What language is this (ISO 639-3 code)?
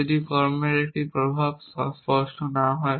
ben